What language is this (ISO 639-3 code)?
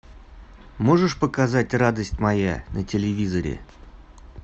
rus